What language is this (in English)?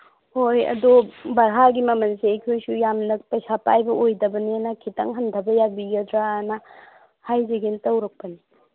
Manipuri